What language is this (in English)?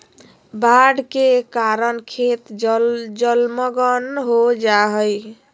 Magahi